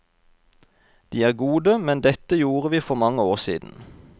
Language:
Norwegian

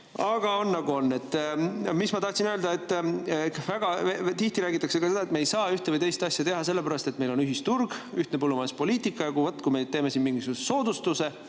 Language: Estonian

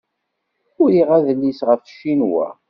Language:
Kabyle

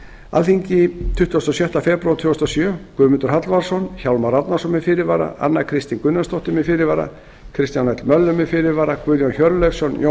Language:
Icelandic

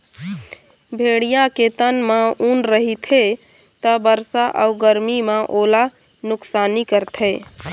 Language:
Chhattisgarhi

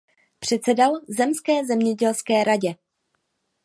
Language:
Czech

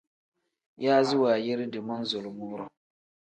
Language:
Tem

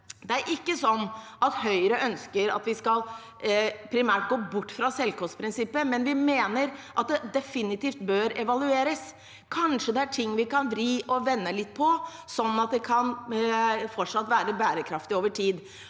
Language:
Norwegian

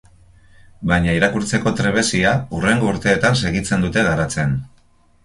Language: Basque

